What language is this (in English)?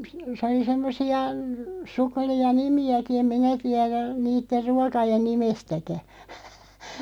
Finnish